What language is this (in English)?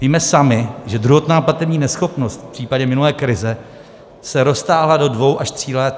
Czech